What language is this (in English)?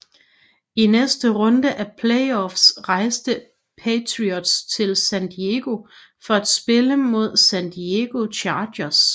Danish